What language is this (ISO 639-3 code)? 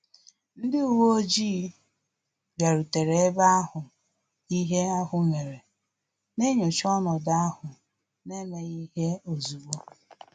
ibo